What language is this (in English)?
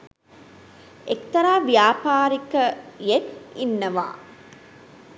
Sinhala